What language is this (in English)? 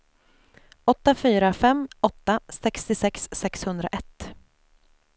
Swedish